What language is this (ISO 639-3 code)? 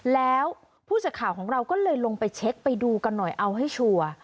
tha